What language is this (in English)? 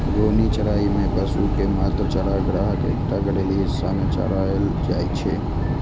Maithili